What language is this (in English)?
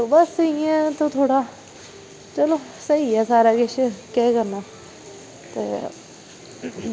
Dogri